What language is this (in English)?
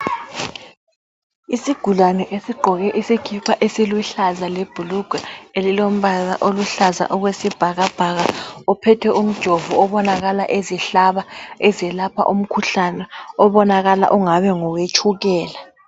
North Ndebele